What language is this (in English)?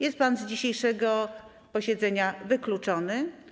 Polish